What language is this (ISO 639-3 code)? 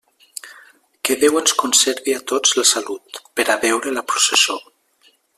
cat